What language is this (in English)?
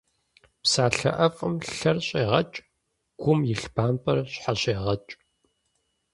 Kabardian